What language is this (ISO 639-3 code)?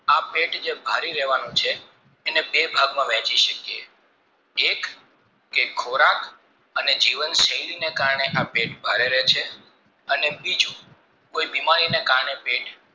guj